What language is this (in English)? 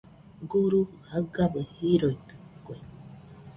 Nüpode Huitoto